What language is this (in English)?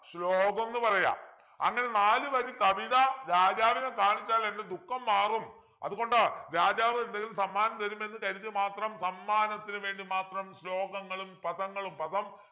Malayalam